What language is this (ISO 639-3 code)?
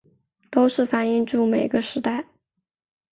zho